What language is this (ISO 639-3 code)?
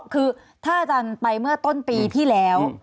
tha